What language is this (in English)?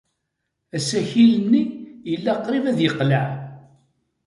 Kabyle